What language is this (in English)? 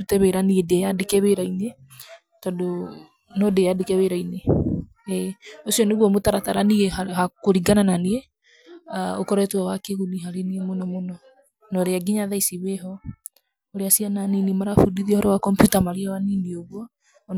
Kikuyu